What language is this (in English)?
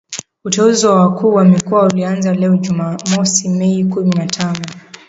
Swahili